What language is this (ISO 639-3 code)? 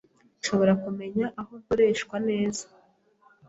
kin